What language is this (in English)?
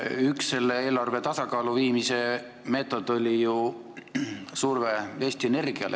Estonian